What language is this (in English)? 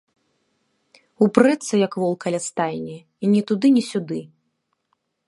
Belarusian